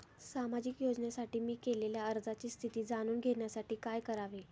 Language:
Marathi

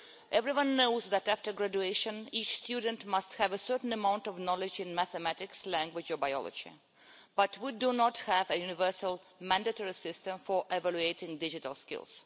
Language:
English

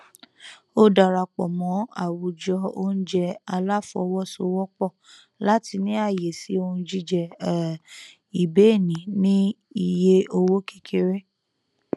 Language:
Yoruba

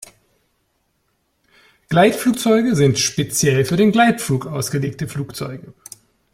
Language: German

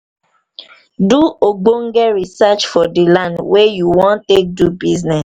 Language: Nigerian Pidgin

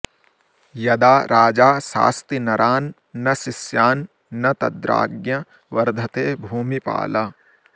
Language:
Sanskrit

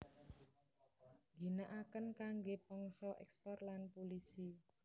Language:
Javanese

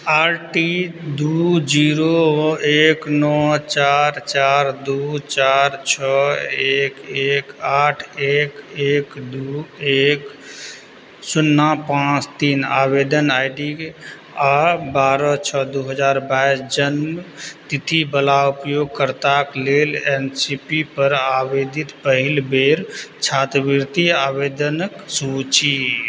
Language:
Maithili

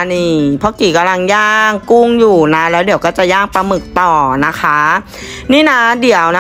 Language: Thai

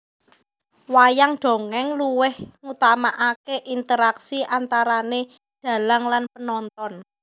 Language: Javanese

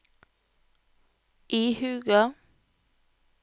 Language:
Norwegian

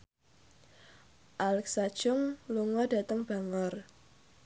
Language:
Javanese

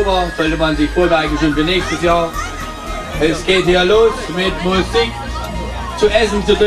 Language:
German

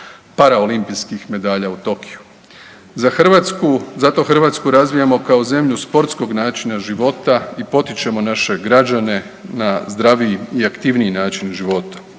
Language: Croatian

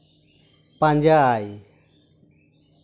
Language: Santali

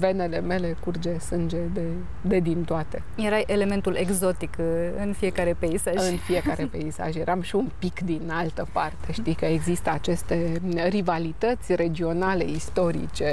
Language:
Romanian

